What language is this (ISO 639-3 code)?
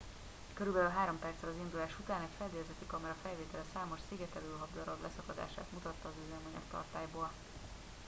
hun